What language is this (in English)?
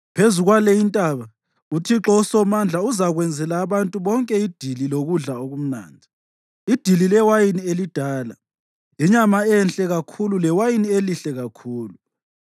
North Ndebele